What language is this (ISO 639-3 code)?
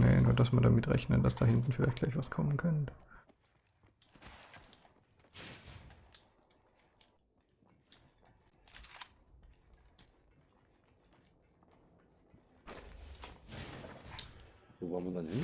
deu